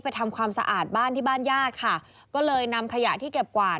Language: Thai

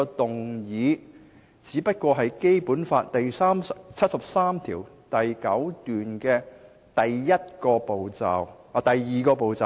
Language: Cantonese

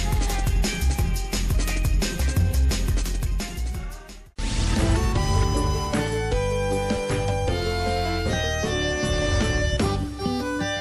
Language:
Indonesian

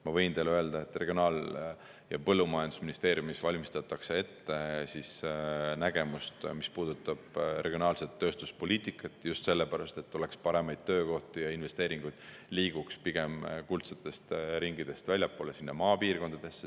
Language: Estonian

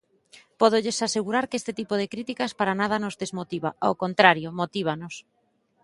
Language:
Galician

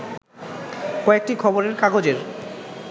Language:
Bangla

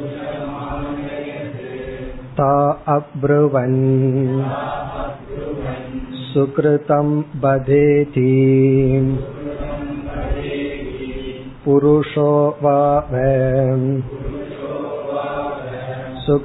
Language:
Tamil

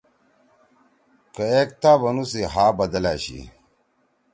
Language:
Torwali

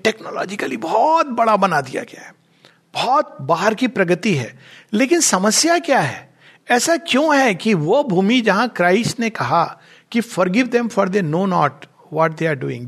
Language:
Hindi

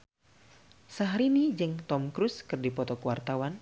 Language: Sundanese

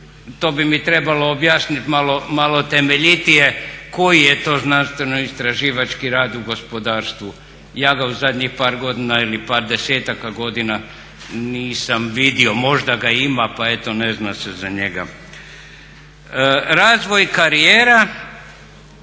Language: Croatian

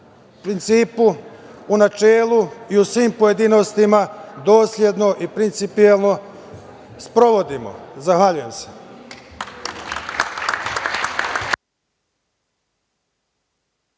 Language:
Serbian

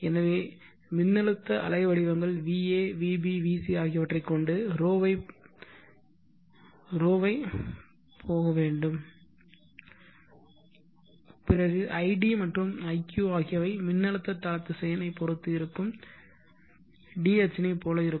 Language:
Tamil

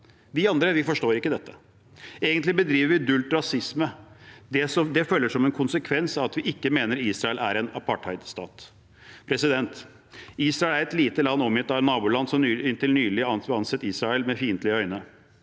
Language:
Norwegian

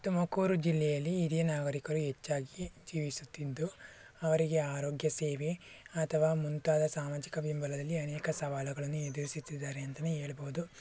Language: Kannada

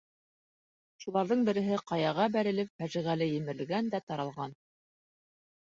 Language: Bashkir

